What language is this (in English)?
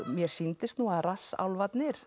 Icelandic